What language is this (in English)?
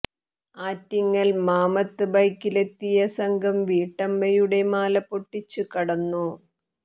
Malayalam